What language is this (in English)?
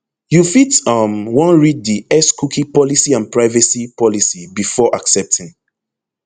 Nigerian Pidgin